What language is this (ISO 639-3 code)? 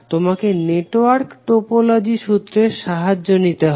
ben